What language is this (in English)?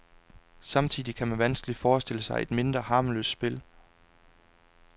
Danish